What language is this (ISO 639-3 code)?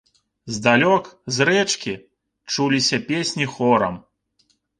bel